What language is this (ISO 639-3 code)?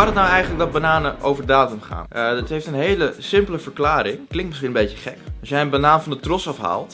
nld